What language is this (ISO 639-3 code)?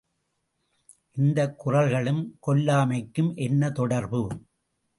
tam